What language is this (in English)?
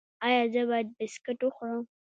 Pashto